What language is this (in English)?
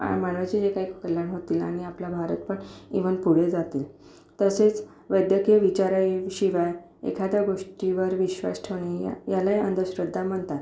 Marathi